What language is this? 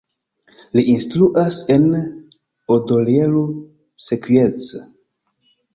Esperanto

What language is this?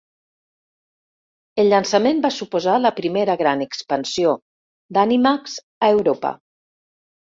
Catalan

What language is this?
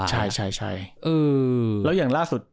Thai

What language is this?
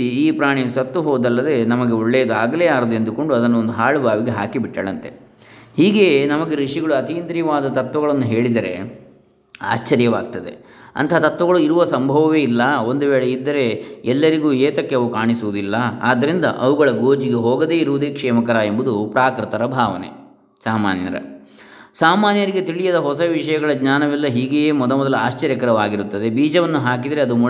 Kannada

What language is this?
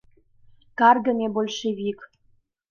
Mari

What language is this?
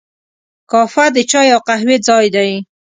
Pashto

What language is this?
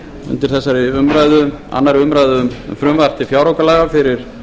Icelandic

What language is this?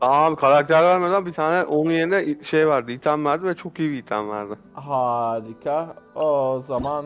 Turkish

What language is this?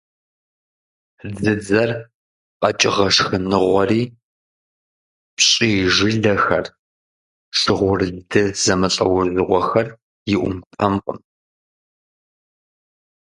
Kabardian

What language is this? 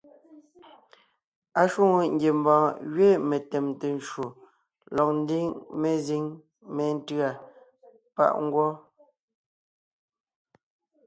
Ngiemboon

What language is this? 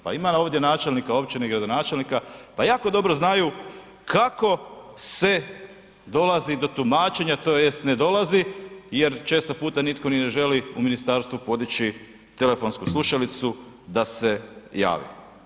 Croatian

